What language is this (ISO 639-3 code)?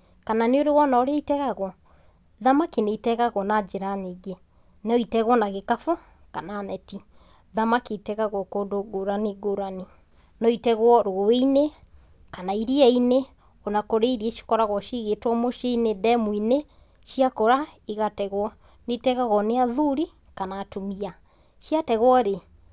kik